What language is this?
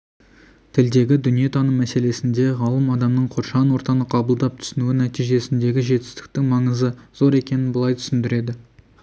Kazakh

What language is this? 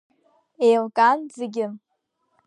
Abkhazian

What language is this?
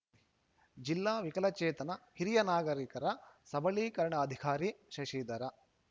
Kannada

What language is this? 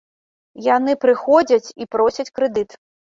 Belarusian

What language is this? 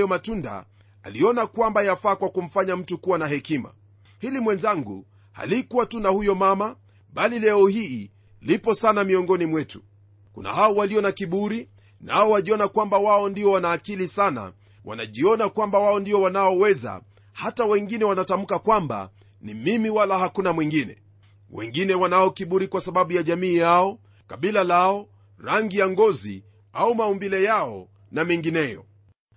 Swahili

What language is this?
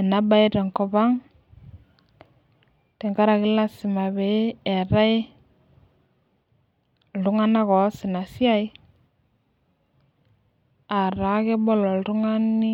Masai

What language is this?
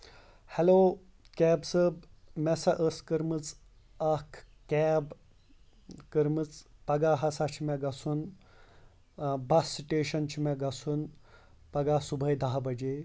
Kashmiri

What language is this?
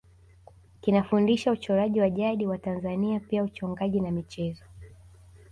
Swahili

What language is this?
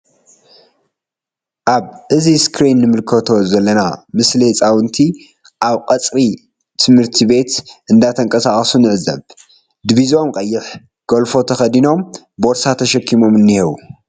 Tigrinya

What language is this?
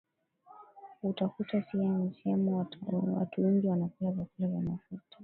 Swahili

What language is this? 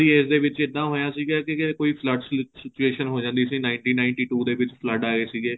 Punjabi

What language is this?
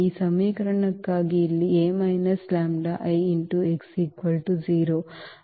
Kannada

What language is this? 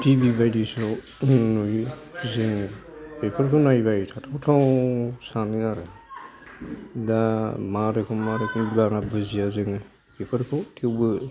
Bodo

